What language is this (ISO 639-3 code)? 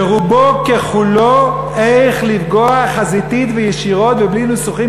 heb